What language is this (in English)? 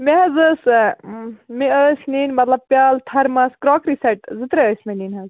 Kashmiri